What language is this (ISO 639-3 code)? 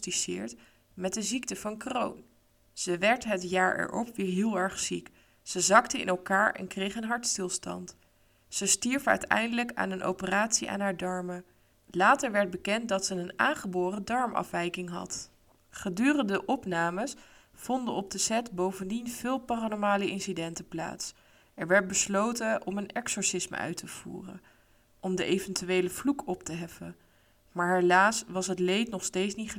nld